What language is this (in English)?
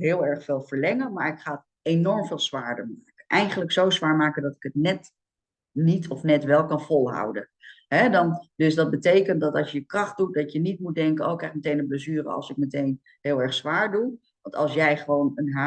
Dutch